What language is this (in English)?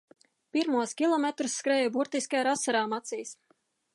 Latvian